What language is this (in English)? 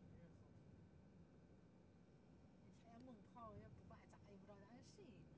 Chinese